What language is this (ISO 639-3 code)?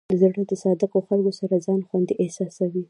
pus